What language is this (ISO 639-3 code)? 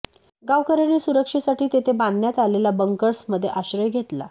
mar